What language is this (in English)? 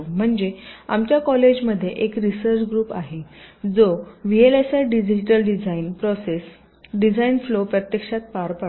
Marathi